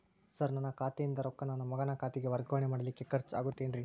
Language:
Kannada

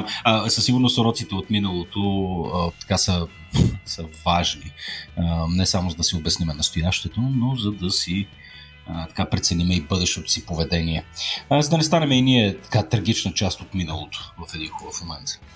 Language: Bulgarian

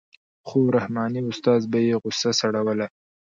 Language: Pashto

